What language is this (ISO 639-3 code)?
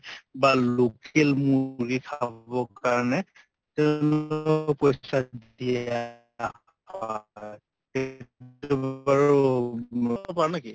asm